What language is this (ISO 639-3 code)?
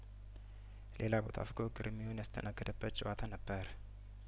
amh